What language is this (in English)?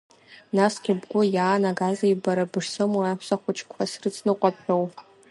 Abkhazian